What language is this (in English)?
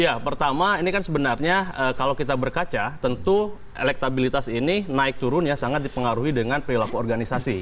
Indonesian